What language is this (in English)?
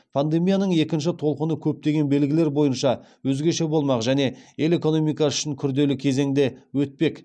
Kazakh